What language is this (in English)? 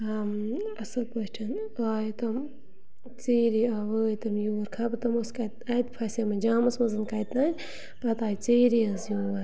Kashmiri